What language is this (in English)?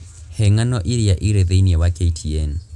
Kikuyu